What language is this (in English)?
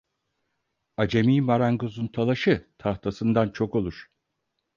Turkish